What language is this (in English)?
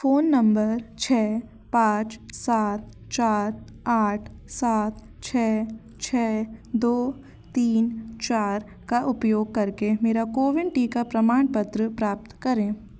Hindi